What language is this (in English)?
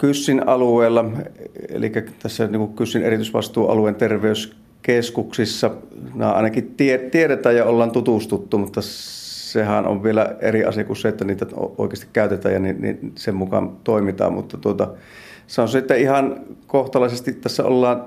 Finnish